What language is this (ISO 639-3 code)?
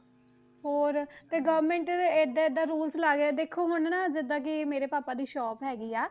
pan